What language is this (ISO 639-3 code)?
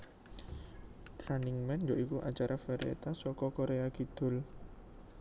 jav